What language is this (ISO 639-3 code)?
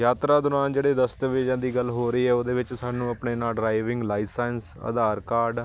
pan